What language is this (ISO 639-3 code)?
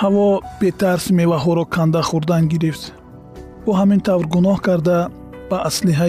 fas